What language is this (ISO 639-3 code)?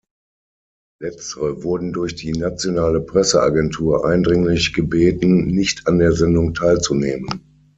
deu